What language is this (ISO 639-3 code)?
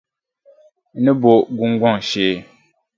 dag